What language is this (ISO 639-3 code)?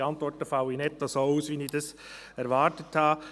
gsw